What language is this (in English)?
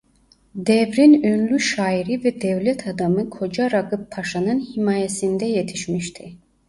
Turkish